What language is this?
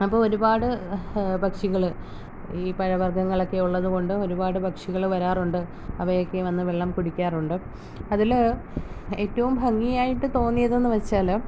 Malayalam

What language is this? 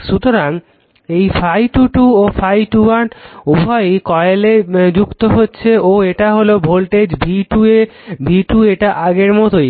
Bangla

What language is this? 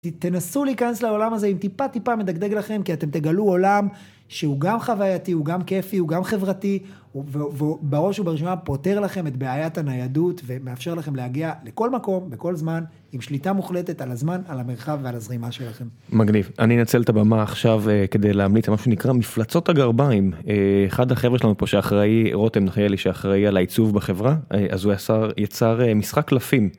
Hebrew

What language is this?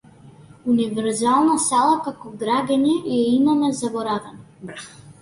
Macedonian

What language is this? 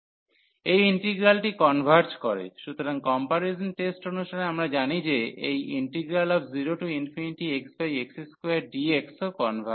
Bangla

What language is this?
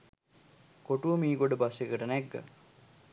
Sinhala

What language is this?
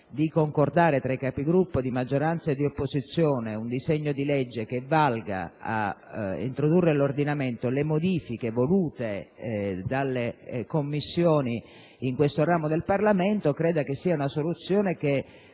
Italian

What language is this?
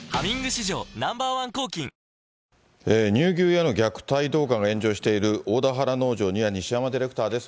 Japanese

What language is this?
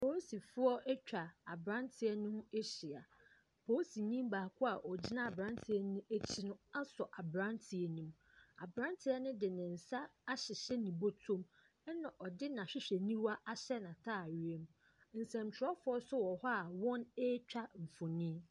Akan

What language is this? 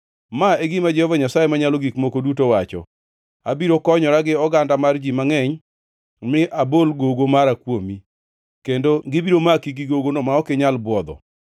Luo (Kenya and Tanzania)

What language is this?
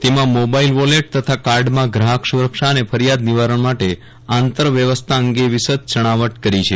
Gujarati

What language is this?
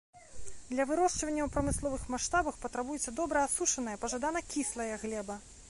Belarusian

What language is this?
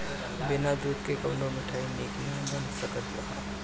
Bhojpuri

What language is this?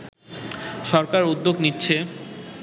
Bangla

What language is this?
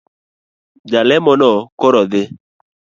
Luo (Kenya and Tanzania)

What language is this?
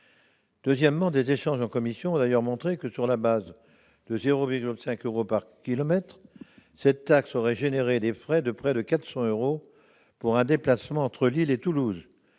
French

